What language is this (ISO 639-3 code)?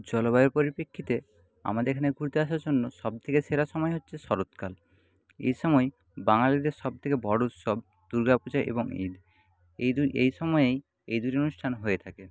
ben